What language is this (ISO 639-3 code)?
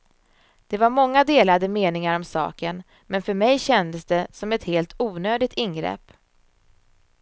swe